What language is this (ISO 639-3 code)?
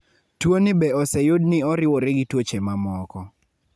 luo